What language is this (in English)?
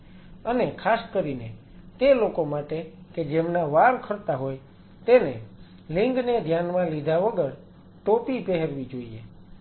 Gujarati